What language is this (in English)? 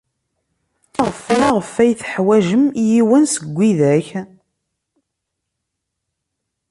Kabyle